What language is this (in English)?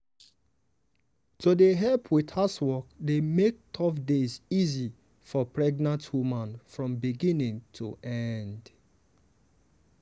Nigerian Pidgin